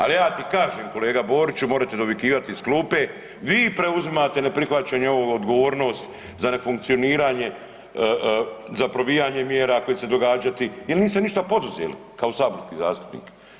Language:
Croatian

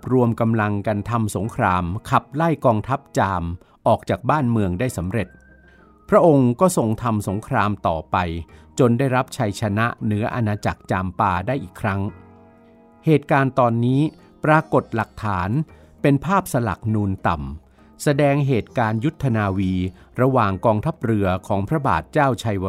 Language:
Thai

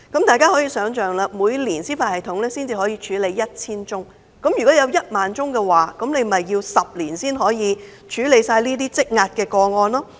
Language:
Cantonese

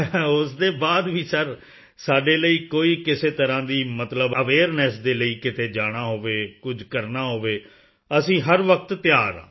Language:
Punjabi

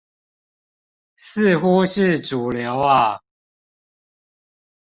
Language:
Chinese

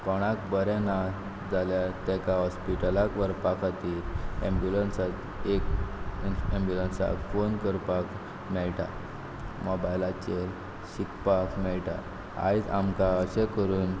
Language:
Konkani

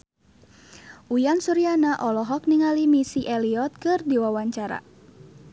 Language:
Sundanese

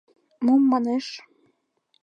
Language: Mari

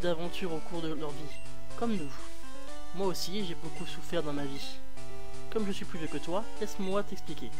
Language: French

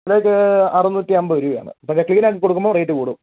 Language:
Malayalam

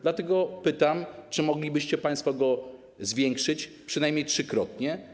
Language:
Polish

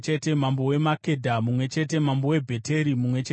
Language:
Shona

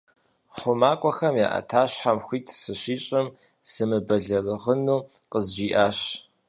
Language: Kabardian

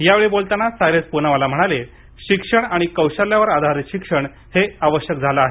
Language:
Marathi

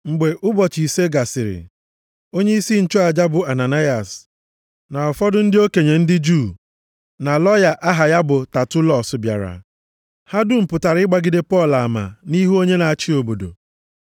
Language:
Igbo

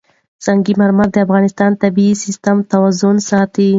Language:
Pashto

